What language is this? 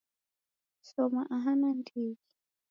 Taita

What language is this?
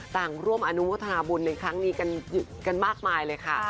Thai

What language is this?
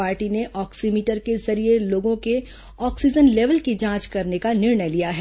Hindi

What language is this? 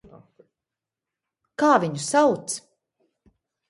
Latvian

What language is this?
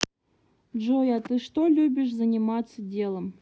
Russian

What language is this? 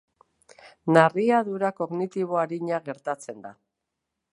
Basque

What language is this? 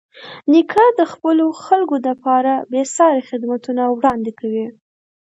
Pashto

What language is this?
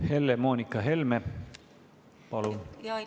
Estonian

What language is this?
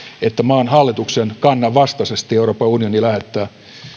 Finnish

